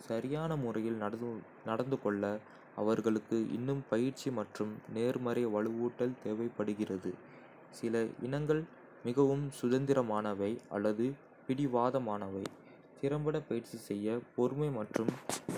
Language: Kota (India)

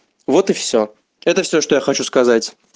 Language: Russian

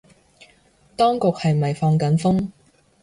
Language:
Cantonese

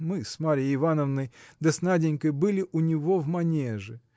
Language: Russian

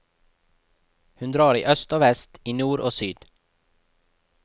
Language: Norwegian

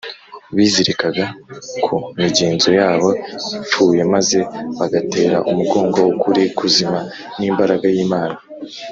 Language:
Kinyarwanda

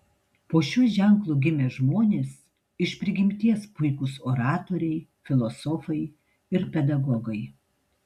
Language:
Lithuanian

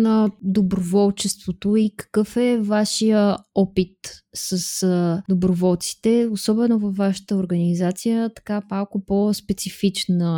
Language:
Bulgarian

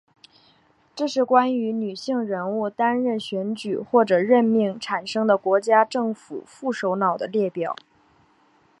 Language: Chinese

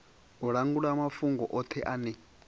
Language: Venda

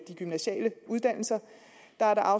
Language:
Danish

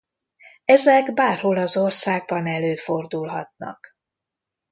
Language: Hungarian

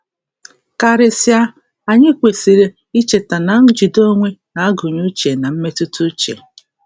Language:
Igbo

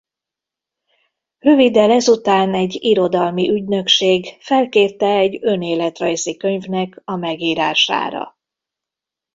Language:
Hungarian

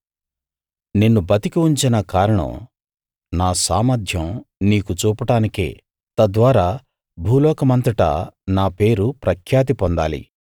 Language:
Telugu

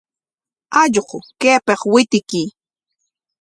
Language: Corongo Ancash Quechua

